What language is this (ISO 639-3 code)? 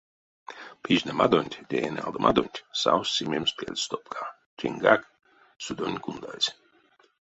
myv